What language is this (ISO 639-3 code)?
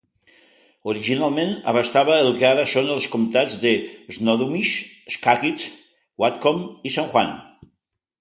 cat